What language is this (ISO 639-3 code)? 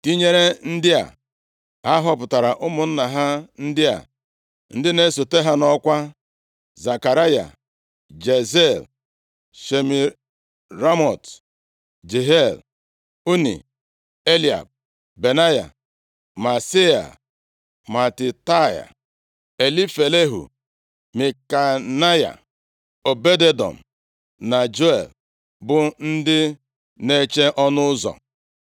ibo